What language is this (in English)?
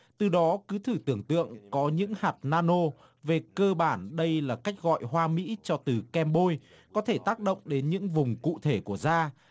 Vietnamese